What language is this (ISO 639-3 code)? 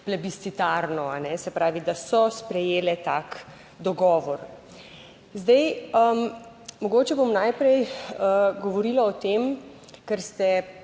slv